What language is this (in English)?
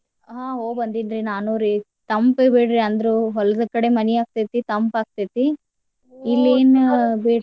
Kannada